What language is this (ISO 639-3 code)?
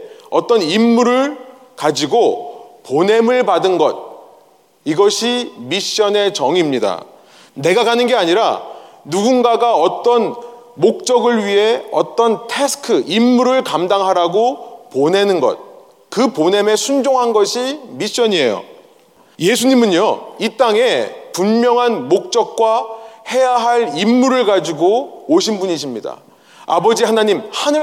kor